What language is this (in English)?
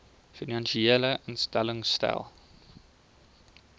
Afrikaans